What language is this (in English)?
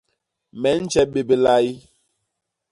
Basaa